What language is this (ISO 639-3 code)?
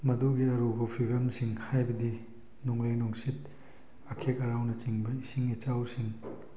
mni